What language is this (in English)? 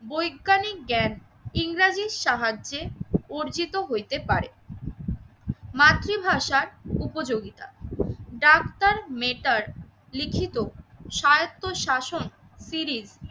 Bangla